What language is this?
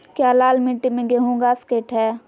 Magahi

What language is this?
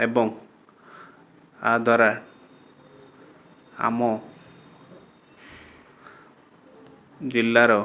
Odia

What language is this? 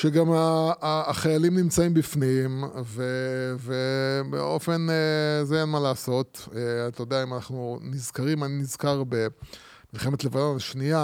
Hebrew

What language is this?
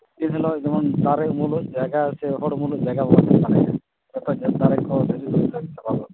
Santali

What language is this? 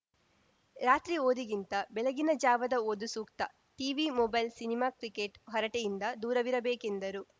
Kannada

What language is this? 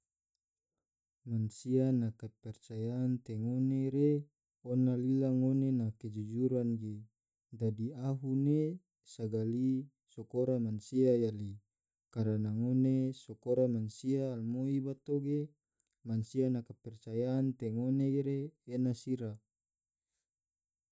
Tidore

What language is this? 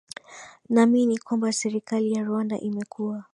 Swahili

